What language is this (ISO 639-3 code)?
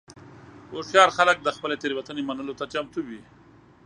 pus